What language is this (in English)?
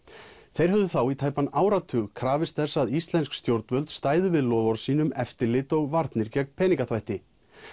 Icelandic